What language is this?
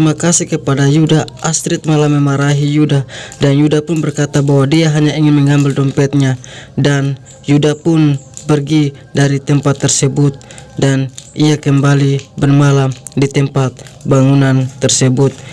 Indonesian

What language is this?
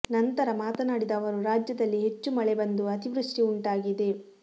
Kannada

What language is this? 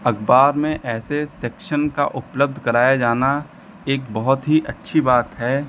Hindi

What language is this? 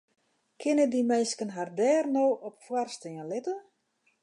Western Frisian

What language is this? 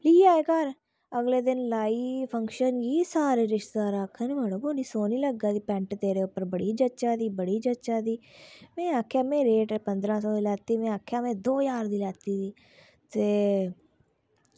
Dogri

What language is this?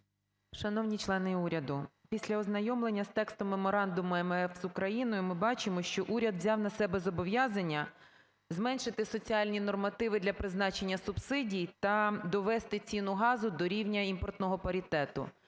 Ukrainian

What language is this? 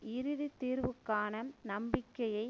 Tamil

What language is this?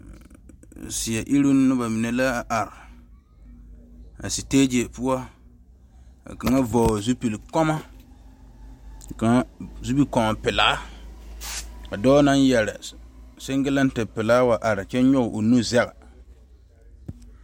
Southern Dagaare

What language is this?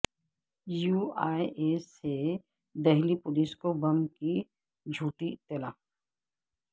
Urdu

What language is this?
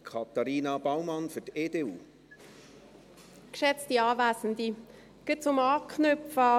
Swiss German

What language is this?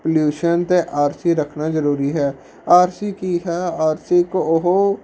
Punjabi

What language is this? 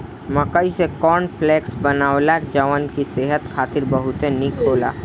Bhojpuri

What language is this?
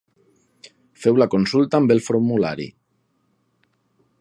Catalan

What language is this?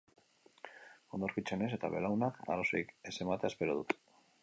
Basque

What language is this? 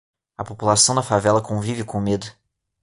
Portuguese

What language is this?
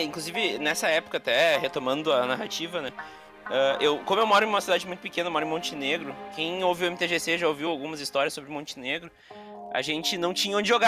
Portuguese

